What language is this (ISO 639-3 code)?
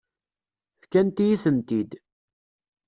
kab